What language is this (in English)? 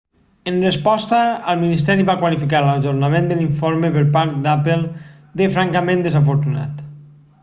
Catalan